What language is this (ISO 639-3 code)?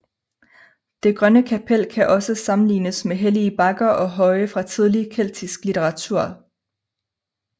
dan